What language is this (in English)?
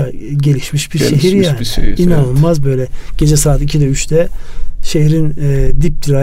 Turkish